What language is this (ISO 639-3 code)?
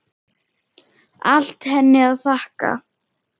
isl